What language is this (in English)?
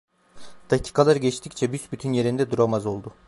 Turkish